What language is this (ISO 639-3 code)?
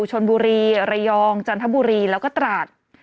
tha